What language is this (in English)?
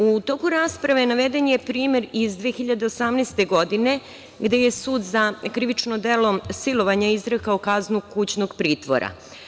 Serbian